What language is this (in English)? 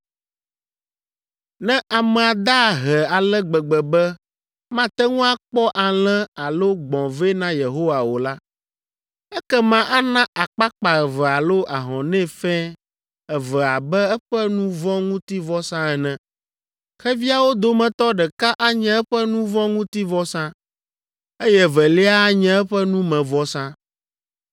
Ewe